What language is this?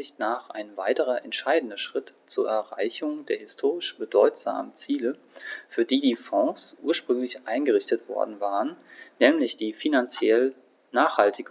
German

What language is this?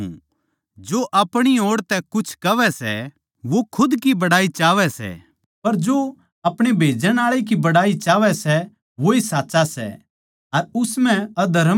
Haryanvi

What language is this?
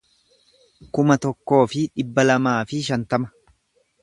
Oromo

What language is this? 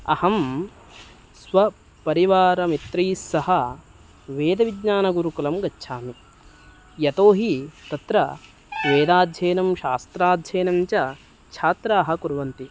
Sanskrit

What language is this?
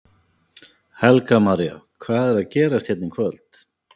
Icelandic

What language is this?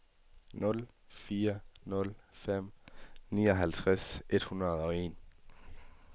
Danish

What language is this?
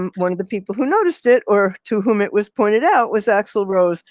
English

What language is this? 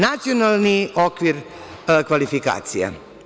Serbian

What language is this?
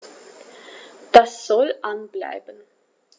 German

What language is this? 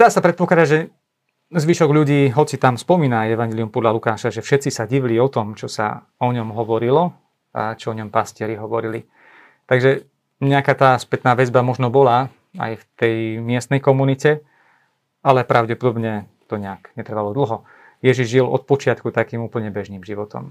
Slovak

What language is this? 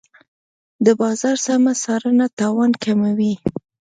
Pashto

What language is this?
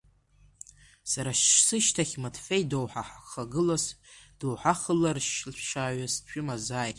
Abkhazian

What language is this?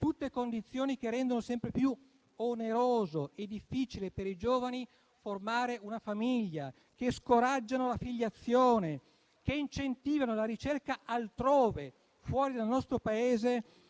Italian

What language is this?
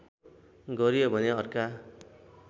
Nepali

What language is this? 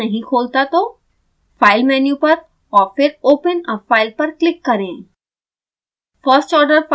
Hindi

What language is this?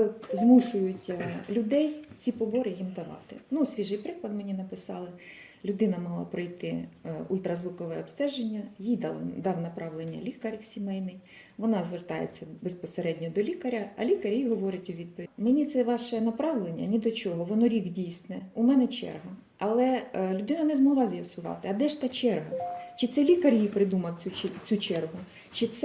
Ukrainian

